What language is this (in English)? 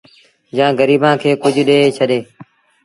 Sindhi Bhil